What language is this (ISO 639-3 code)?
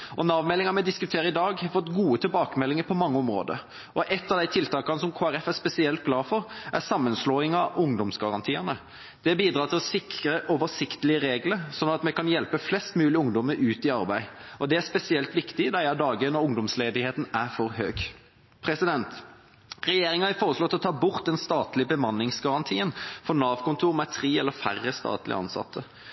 nob